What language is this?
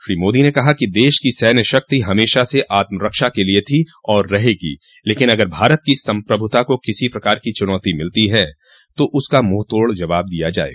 Hindi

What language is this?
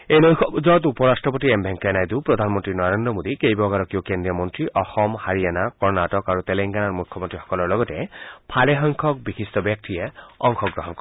Assamese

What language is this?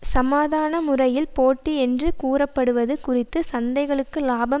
Tamil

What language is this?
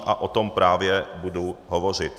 Czech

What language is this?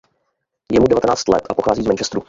Czech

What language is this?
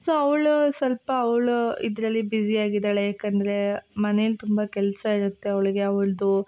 Kannada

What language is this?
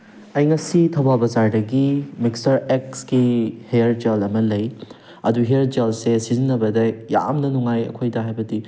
Manipuri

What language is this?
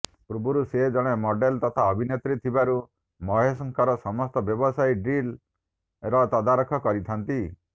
Odia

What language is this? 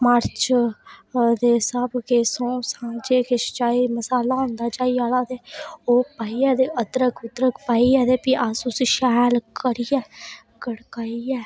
Dogri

